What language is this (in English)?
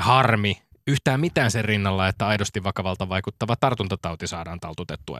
Finnish